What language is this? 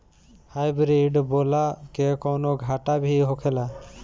Bhojpuri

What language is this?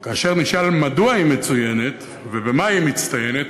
Hebrew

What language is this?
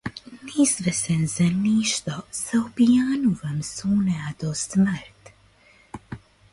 Macedonian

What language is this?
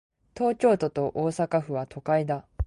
Japanese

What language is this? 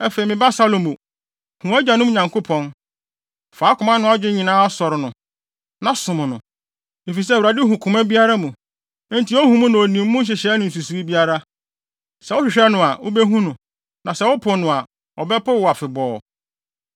Akan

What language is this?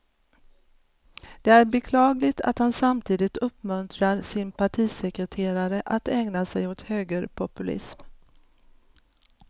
Swedish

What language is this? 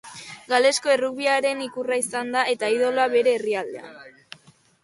Basque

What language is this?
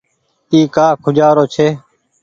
Goaria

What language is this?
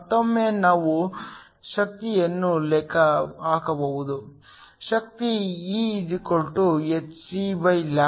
Kannada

